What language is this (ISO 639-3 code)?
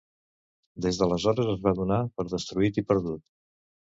cat